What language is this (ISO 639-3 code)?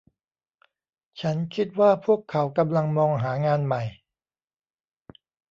tha